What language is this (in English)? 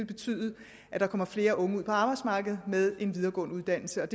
Danish